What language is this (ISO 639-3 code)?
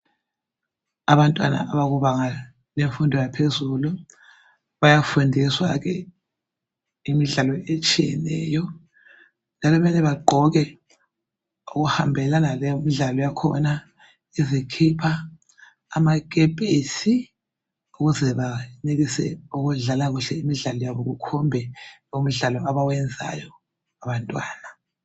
nde